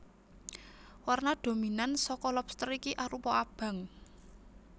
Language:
Javanese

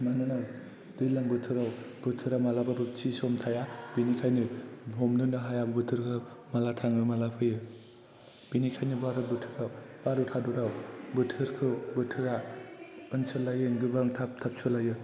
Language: Bodo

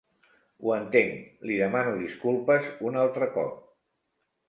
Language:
Catalan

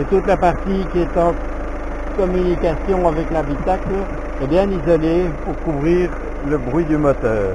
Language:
French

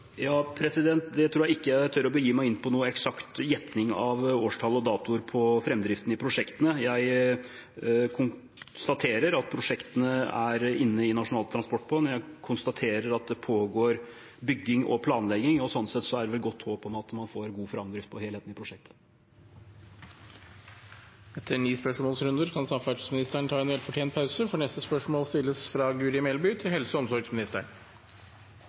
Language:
Norwegian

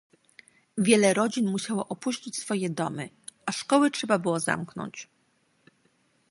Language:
Polish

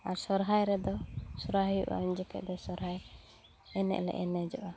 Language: Santali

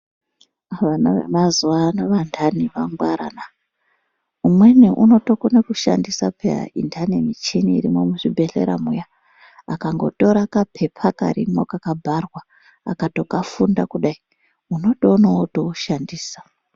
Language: Ndau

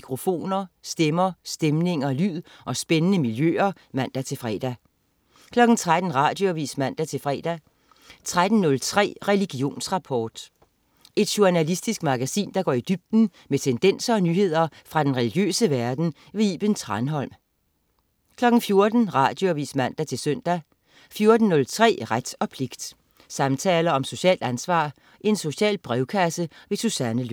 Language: Danish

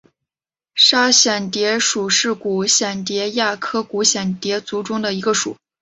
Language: Chinese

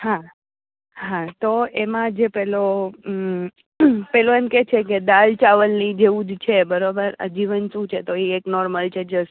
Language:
Gujarati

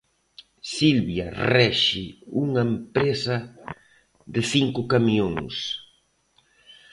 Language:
Galician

